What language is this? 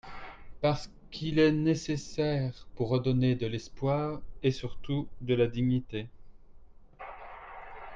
French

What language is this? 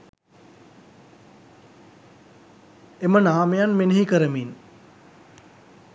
Sinhala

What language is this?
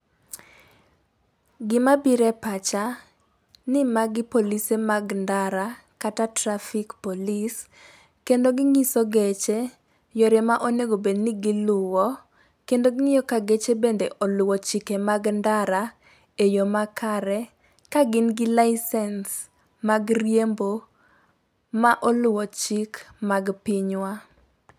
Luo (Kenya and Tanzania)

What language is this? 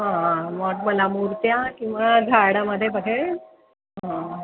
Marathi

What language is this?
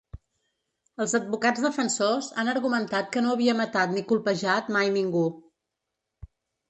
Catalan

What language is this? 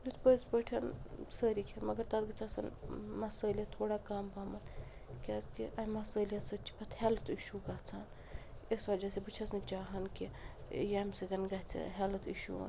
Kashmiri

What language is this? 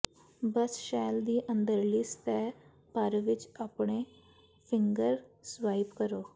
Punjabi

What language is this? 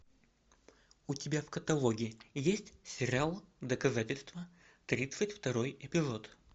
Russian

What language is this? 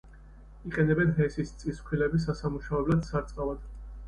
Georgian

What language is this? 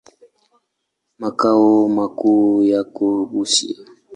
Swahili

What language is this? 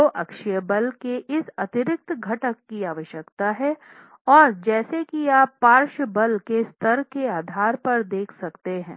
Hindi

